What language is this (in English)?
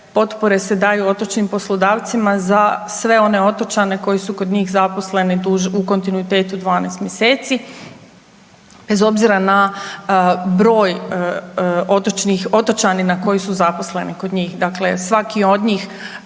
Croatian